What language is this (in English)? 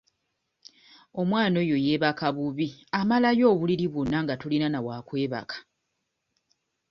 Ganda